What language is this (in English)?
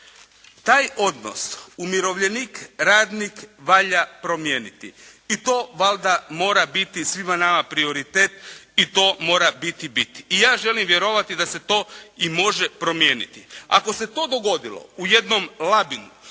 Croatian